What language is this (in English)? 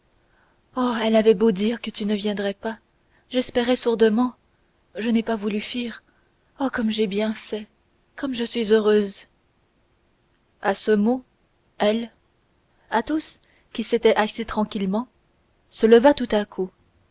French